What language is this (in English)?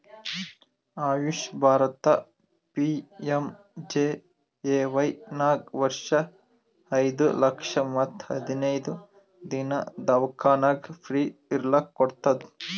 Kannada